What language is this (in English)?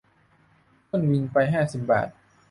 Thai